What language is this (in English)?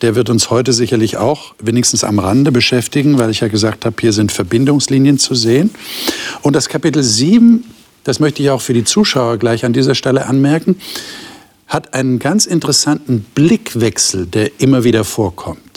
German